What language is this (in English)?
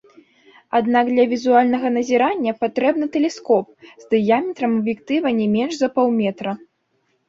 Belarusian